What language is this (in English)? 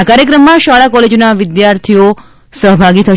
Gujarati